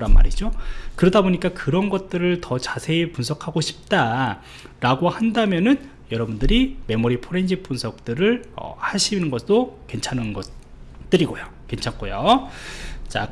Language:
Korean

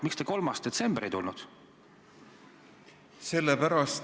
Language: Estonian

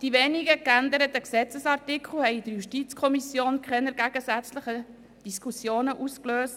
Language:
Swiss German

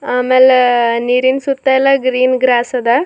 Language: Kannada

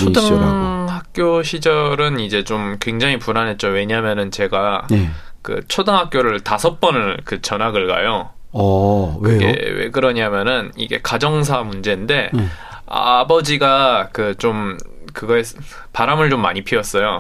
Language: Korean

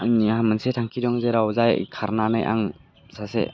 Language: Bodo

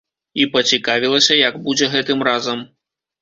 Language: Belarusian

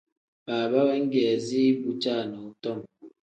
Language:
Tem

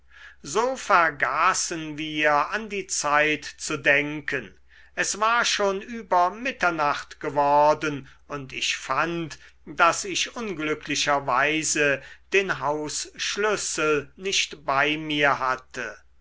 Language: German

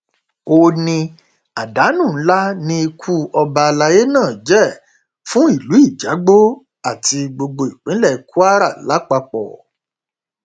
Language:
Yoruba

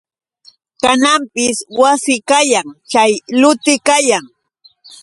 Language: Yauyos Quechua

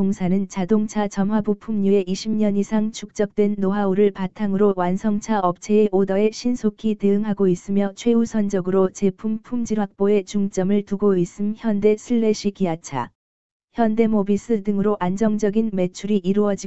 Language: Korean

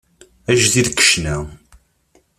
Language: Kabyle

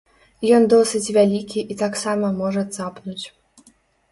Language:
Belarusian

